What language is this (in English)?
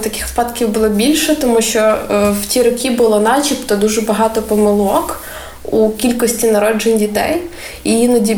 Ukrainian